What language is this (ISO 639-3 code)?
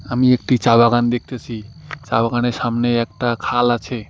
ben